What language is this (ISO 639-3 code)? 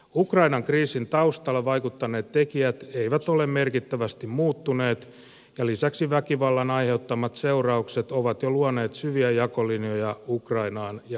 fin